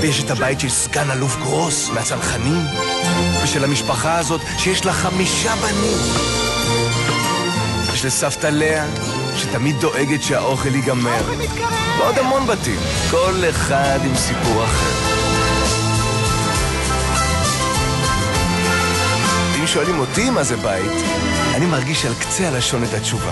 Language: Hebrew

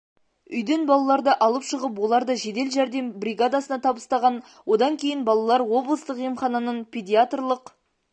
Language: Kazakh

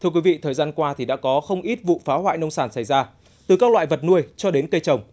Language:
Vietnamese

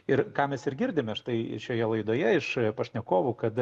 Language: Lithuanian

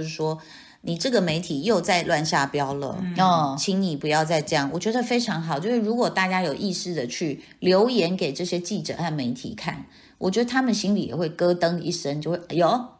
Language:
Chinese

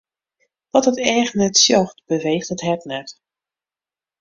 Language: Western Frisian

